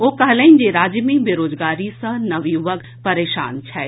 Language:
Maithili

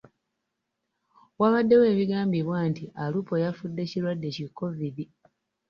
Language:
Ganda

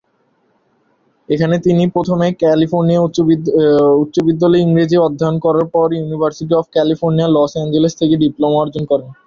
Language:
Bangla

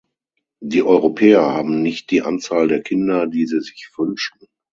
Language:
German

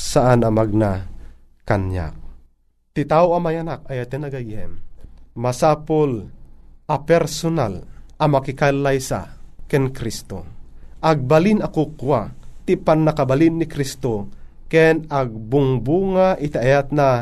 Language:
Filipino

